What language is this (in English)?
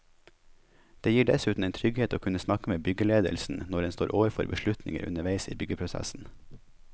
Norwegian